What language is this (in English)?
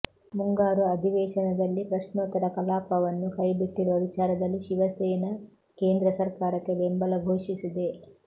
Kannada